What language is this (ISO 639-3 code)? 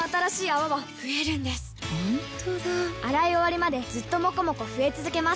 jpn